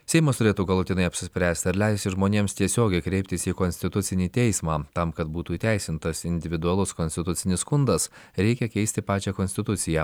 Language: Lithuanian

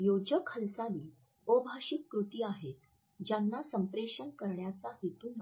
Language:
Marathi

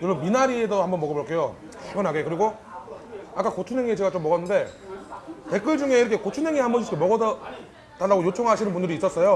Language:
Korean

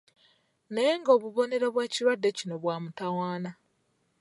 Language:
Ganda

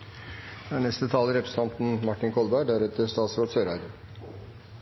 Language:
Norwegian Nynorsk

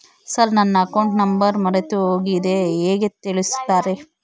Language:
Kannada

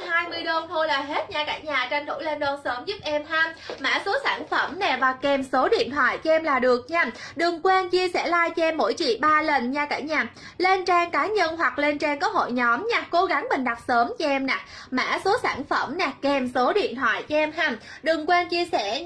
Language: Vietnamese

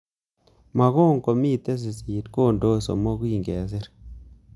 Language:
Kalenjin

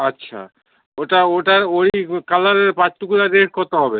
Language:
Bangla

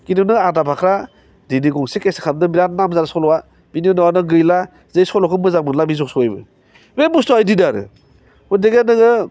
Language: Bodo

